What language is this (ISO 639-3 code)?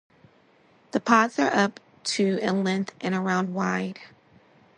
eng